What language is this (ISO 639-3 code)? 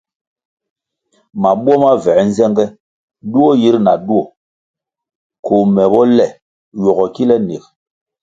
nmg